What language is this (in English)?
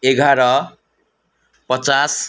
Nepali